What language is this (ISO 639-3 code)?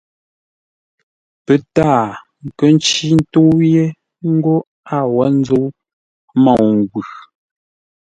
nla